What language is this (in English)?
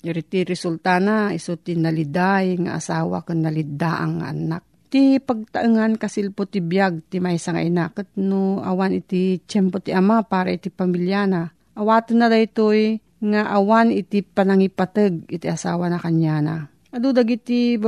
Filipino